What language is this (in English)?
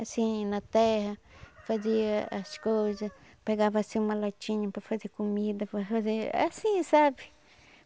Portuguese